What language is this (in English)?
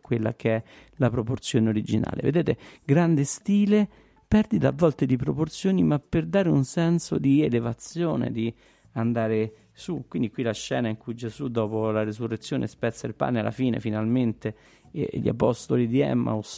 Italian